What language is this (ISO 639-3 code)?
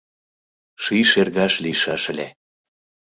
chm